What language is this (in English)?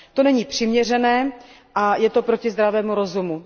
Czech